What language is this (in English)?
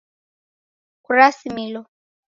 Taita